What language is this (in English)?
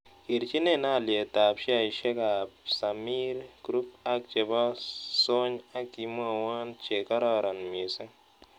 Kalenjin